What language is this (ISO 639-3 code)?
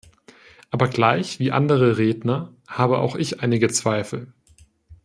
deu